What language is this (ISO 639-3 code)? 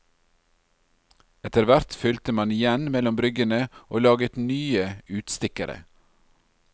nor